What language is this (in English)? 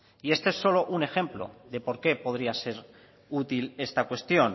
Spanish